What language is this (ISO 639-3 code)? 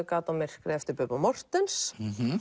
isl